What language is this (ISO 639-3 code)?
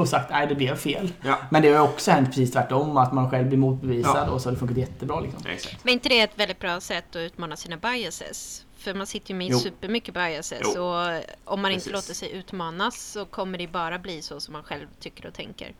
swe